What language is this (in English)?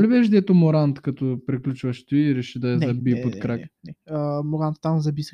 Bulgarian